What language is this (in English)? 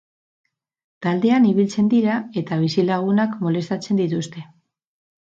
Basque